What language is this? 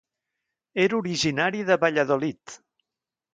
Catalan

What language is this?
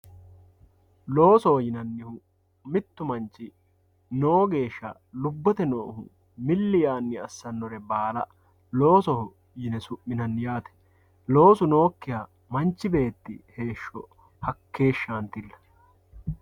Sidamo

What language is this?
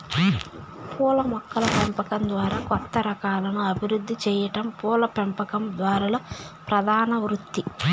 Telugu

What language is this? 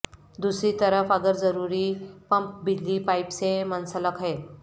Urdu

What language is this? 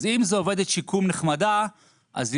Hebrew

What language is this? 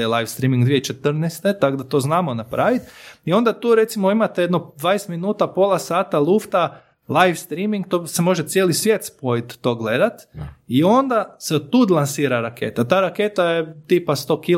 Croatian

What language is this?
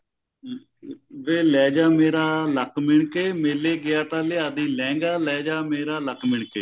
Punjabi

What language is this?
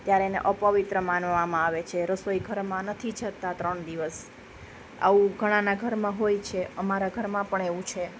Gujarati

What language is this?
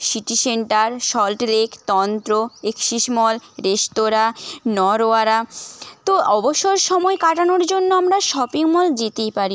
Bangla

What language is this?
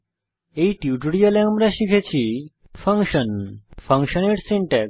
Bangla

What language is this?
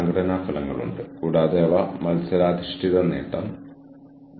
Malayalam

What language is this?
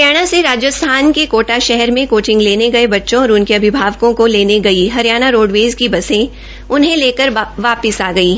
Hindi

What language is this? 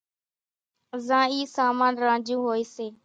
Kachi Koli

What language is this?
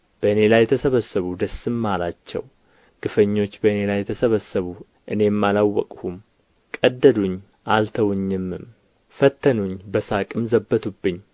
Amharic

